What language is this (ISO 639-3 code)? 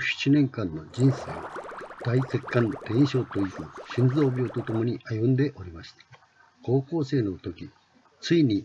jpn